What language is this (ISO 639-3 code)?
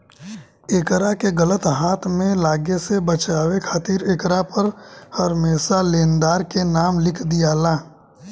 bho